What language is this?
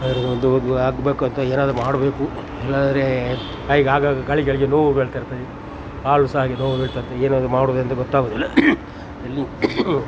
Kannada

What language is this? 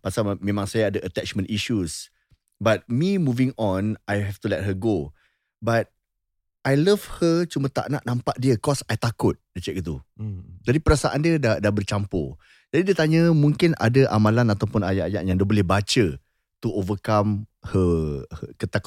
Malay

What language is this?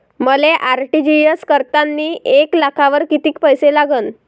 Marathi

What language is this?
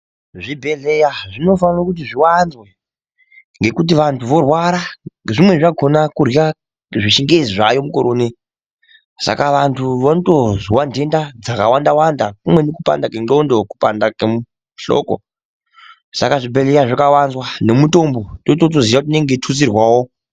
Ndau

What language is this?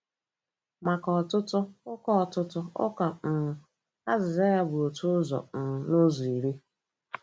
Igbo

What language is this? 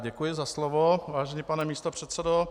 Czech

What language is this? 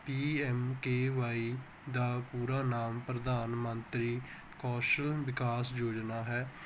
Punjabi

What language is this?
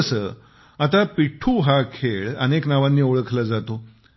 Marathi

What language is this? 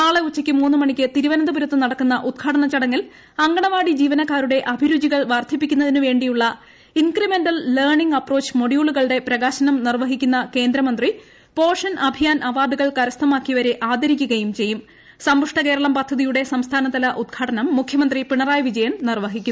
Malayalam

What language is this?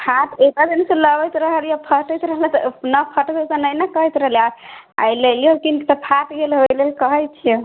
Maithili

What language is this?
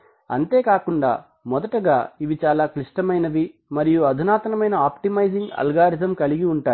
Telugu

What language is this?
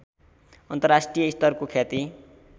Nepali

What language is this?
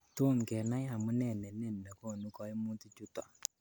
Kalenjin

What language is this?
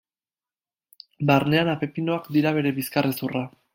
Basque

